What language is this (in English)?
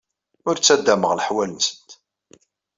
Kabyle